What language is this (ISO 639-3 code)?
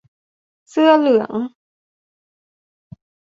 tha